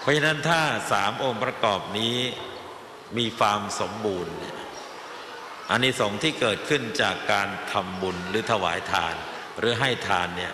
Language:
Thai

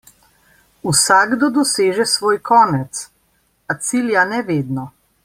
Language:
Slovenian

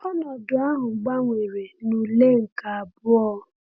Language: Igbo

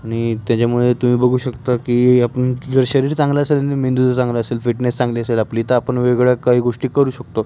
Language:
Marathi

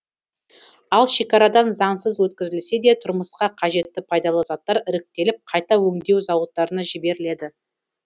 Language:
Kazakh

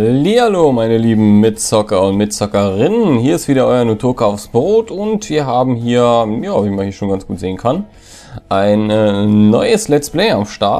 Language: German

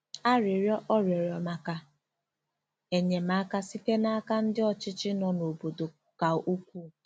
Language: Igbo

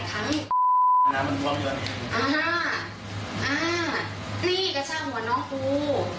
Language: Thai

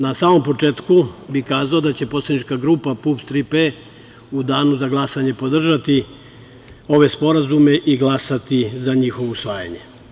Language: Serbian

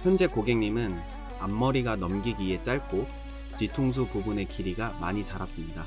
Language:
Korean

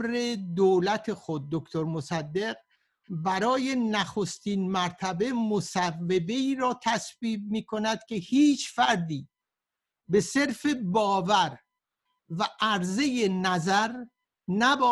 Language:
Persian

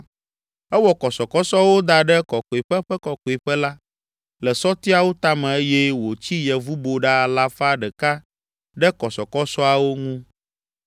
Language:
Ewe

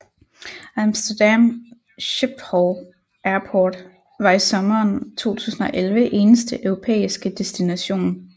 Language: Danish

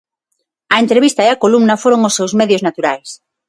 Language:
Galician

